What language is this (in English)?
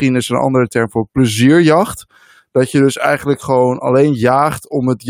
Dutch